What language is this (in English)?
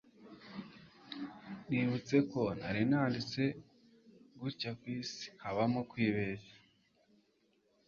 Kinyarwanda